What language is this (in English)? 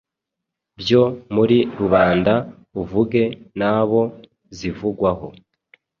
Kinyarwanda